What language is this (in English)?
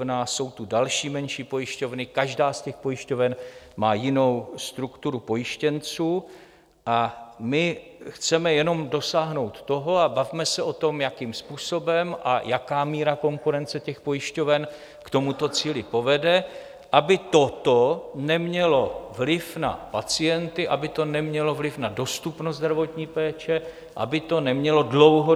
Czech